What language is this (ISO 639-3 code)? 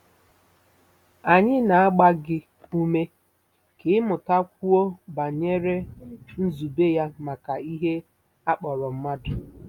ibo